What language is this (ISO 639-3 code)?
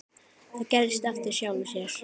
isl